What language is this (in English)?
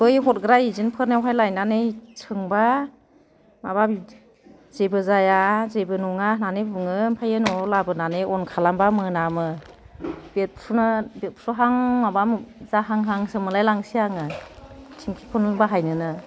Bodo